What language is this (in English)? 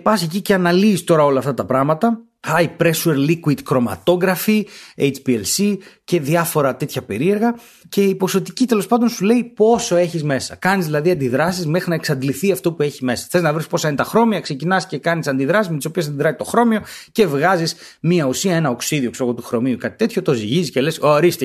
Greek